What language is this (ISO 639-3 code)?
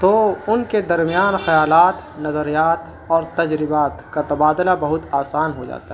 urd